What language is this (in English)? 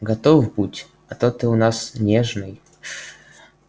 Russian